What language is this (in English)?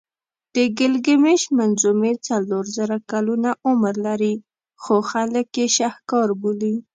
Pashto